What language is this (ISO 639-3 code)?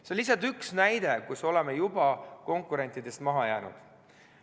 est